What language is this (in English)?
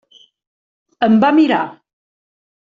Catalan